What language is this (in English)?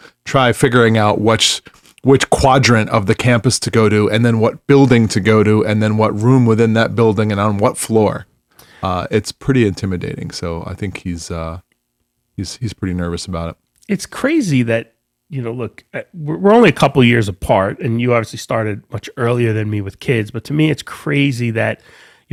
English